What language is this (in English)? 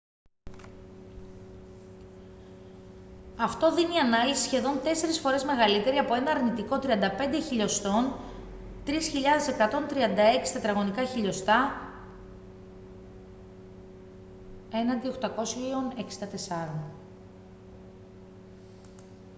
Greek